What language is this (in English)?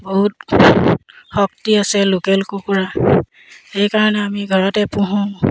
Assamese